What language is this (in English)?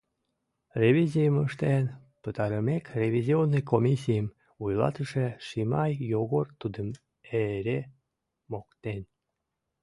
Mari